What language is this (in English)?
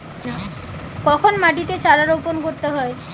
Bangla